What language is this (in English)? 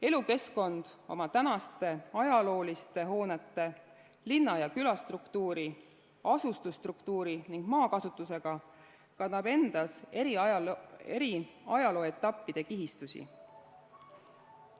Estonian